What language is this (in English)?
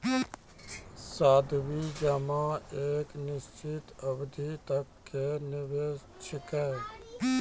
Maithili